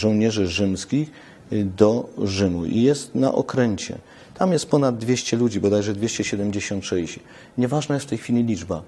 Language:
Polish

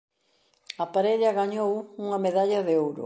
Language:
Galician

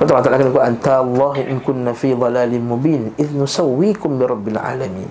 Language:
Malay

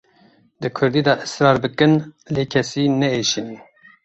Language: Kurdish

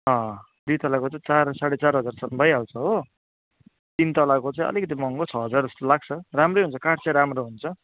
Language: Nepali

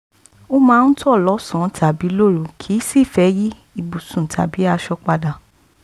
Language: Yoruba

